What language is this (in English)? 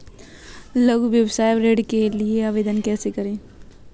Hindi